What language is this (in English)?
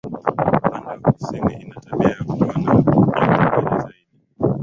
Swahili